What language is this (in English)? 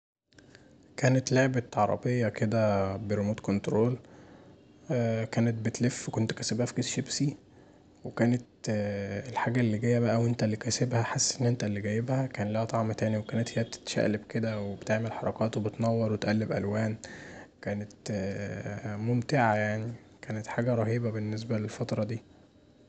Egyptian Arabic